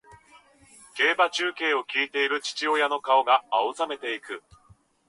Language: Japanese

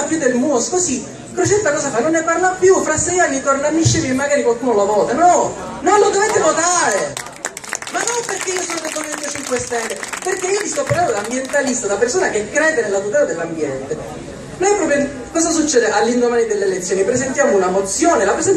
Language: Italian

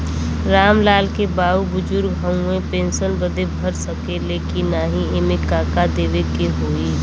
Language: Bhojpuri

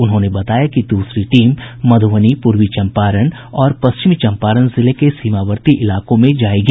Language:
Hindi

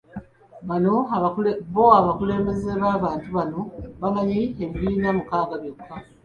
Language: Ganda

